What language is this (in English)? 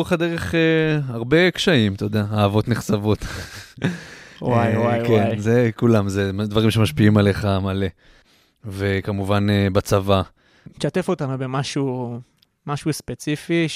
Hebrew